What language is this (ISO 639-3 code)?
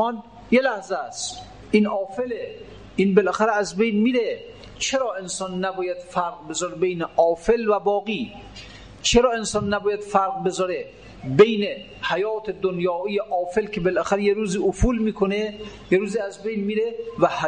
fas